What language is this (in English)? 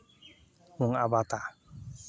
Santali